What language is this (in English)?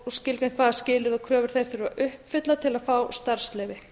Icelandic